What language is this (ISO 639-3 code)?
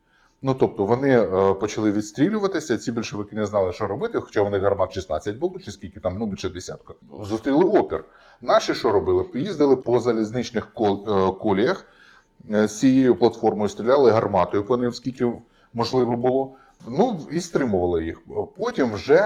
ukr